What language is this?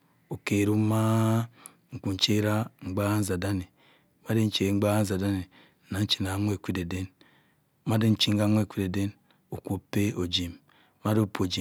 Cross River Mbembe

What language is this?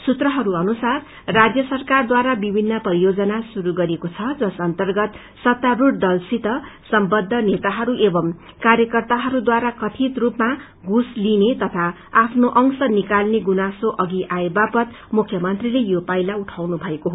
Nepali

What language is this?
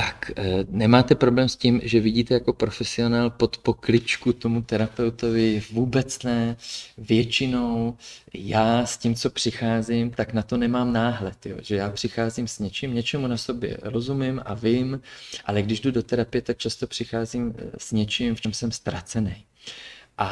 Czech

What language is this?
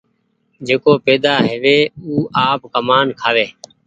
Goaria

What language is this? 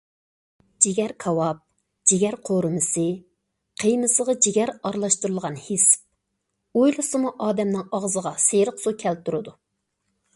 Uyghur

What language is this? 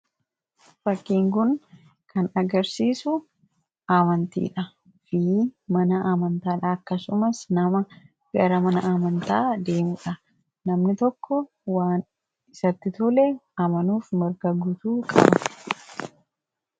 Oromo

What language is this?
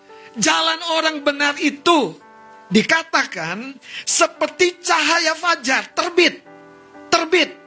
Indonesian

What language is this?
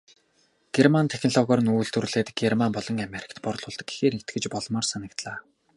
Mongolian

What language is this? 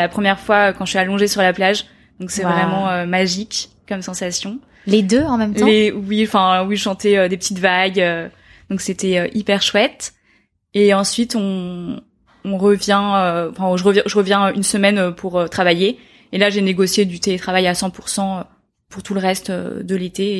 French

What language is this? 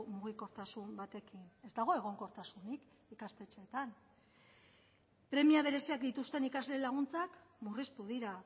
Basque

